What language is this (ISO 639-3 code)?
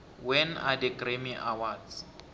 nbl